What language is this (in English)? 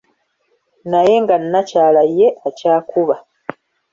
Ganda